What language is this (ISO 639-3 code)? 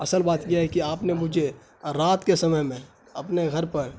urd